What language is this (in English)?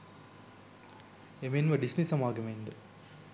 Sinhala